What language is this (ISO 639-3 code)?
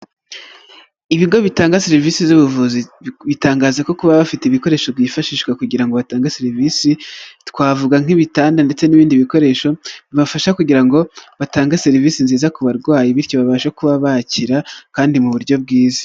kin